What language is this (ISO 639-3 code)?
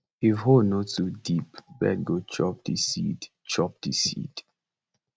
pcm